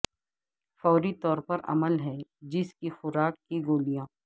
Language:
Urdu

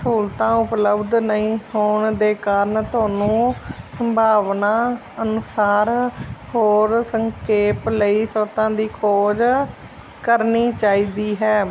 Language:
Punjabi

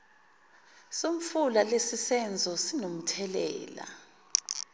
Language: Zulu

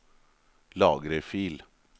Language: Norwegian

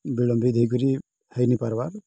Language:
Odia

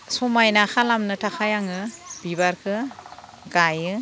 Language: Bodo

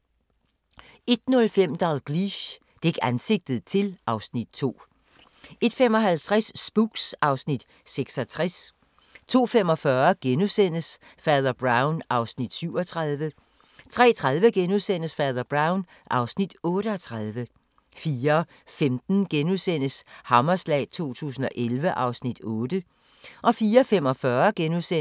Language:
Danish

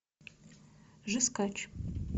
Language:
Russian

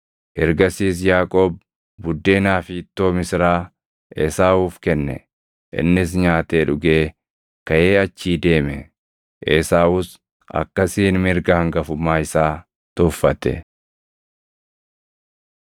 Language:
Oromo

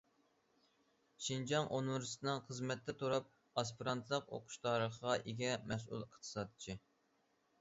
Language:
Uyghur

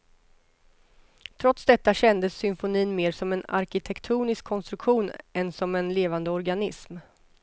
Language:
Swedish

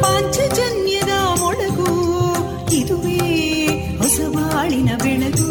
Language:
Kannada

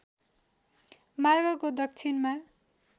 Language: Nepali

